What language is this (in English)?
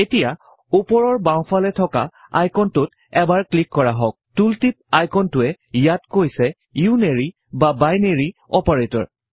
Assamese